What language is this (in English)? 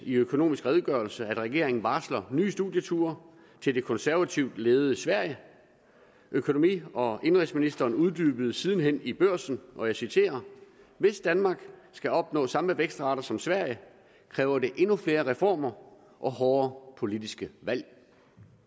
Danish